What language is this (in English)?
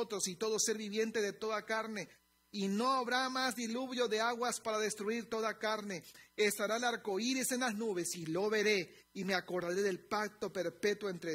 Spanish